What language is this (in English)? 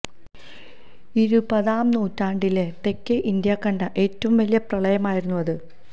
Malayalam